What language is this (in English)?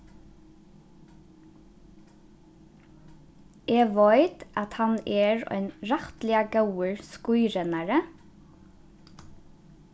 Faroese